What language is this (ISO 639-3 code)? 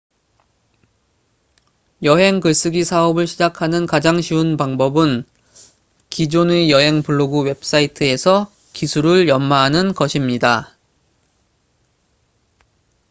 kor